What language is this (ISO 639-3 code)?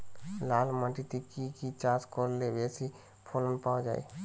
ben